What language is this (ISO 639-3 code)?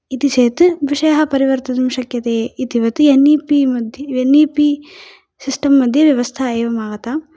san